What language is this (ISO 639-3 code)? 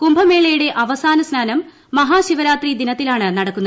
mal